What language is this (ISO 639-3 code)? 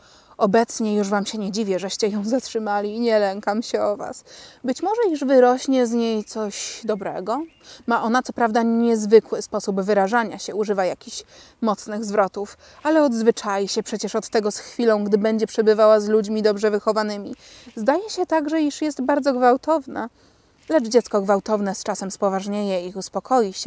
pol